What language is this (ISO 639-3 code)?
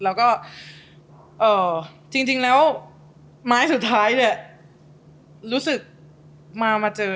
tha